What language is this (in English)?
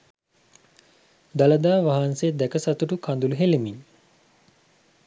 Sinhala